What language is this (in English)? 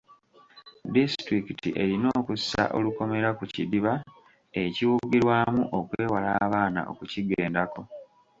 Ganda